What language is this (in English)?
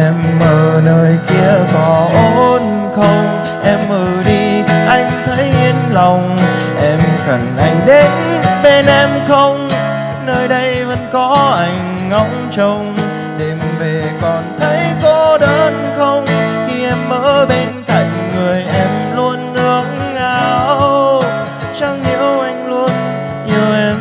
Vietnamese